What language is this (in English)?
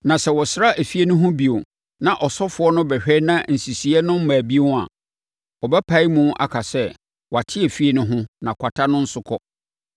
Akan